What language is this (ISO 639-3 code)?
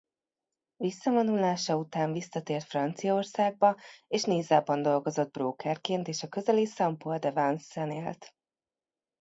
hun